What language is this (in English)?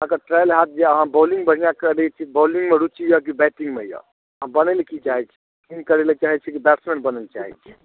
Maithili